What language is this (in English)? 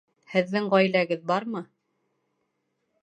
Bashkir